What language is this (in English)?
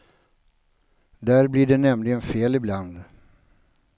Swedish